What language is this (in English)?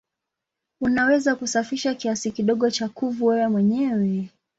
Swahili